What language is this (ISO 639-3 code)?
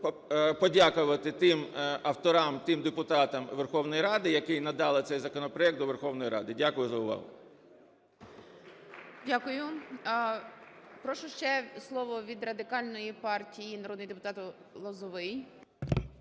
ukr